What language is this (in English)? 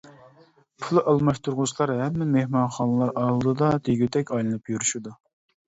Uyghur